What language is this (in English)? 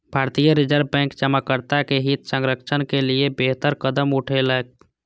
Maithili